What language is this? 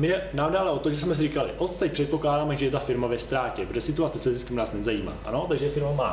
Czech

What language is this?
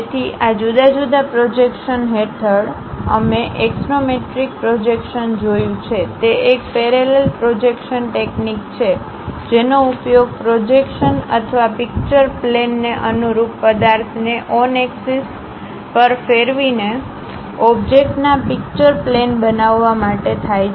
Gujarati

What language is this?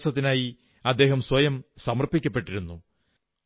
Malayalam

